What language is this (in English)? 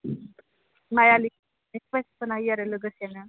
Bodo